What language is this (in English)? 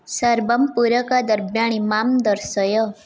Sanskrit